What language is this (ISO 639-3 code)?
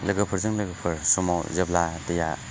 brx